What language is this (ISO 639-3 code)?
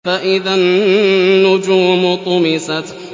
ara